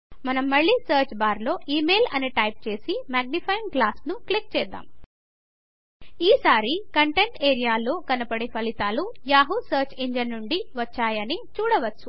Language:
Telugu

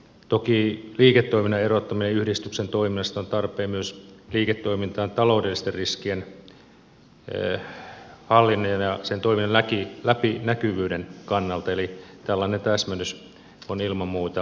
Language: Finnish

